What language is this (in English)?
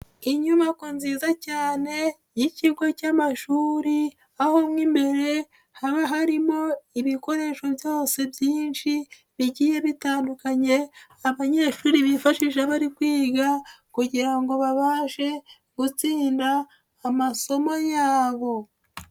Kinyarwanda